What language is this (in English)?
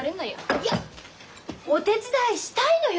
Japanese